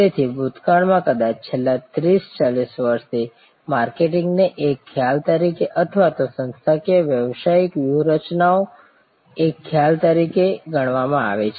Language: Gujarati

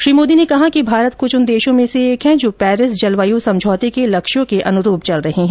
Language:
Hindi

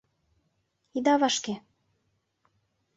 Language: Mari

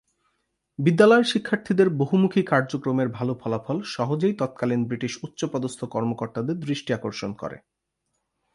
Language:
Bangla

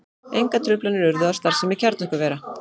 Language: Icelandic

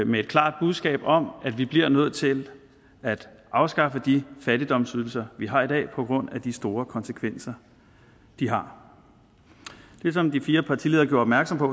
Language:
Danish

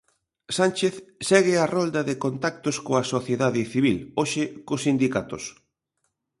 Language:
Galician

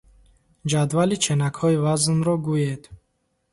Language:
Tajik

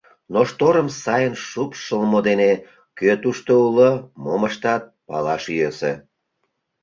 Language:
Mari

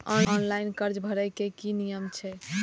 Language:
Maithili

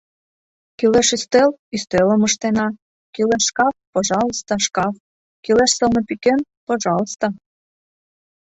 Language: Mari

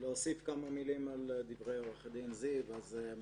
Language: Hebrew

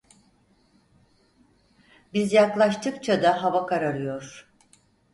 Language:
Turkish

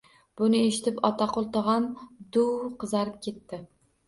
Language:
Uzbek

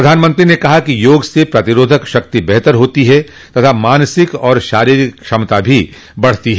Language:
Hindi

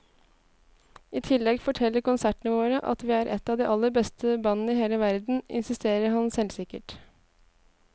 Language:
Norwegian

